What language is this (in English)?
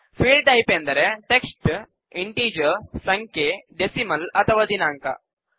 Kannada